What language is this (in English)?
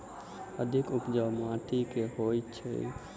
Maithili